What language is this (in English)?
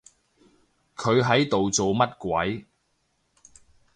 Cantonese